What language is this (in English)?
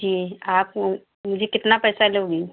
Hindi